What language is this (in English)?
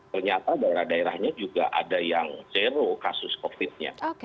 Indonesian